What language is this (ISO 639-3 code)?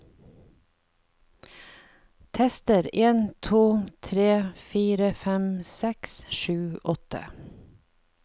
nor